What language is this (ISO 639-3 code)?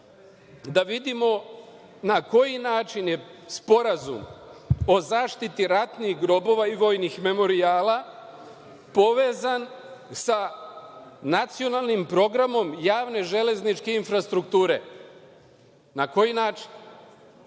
srp